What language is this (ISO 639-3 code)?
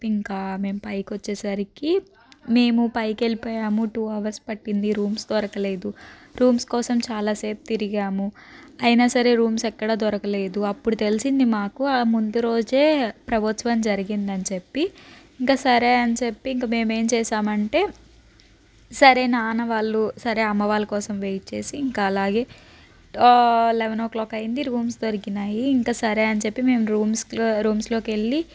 tel